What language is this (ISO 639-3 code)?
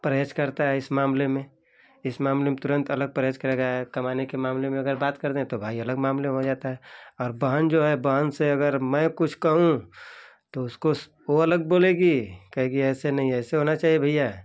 hin